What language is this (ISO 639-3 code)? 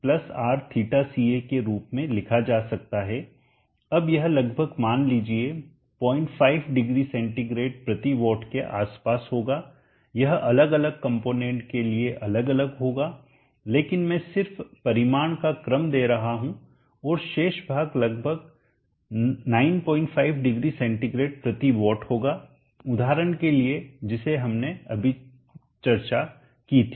hin